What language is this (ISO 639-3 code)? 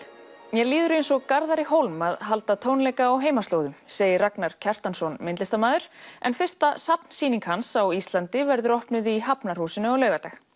isl